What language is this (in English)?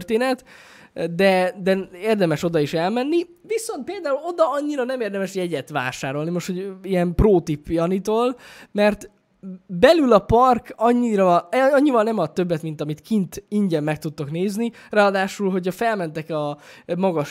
Hungarian